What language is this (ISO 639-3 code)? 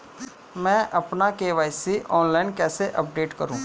hin